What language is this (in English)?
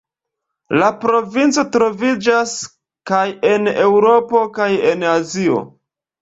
Esperanto